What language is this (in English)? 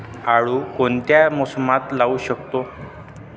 Marathi